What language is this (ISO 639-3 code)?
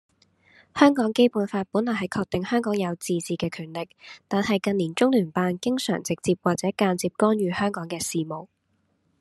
yue